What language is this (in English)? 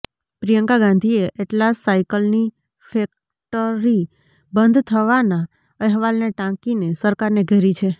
Gujarati